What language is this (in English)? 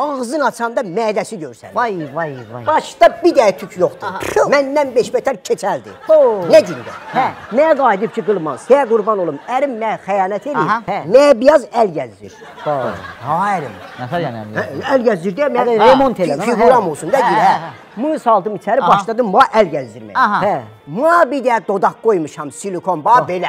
Turkish